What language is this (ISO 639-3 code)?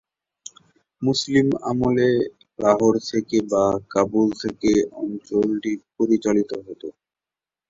ben